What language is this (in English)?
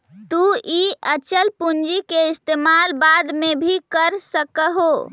Magahi